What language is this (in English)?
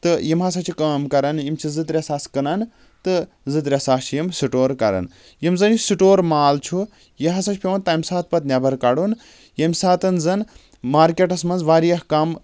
Kashmiri